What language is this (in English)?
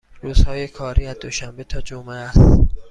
Persian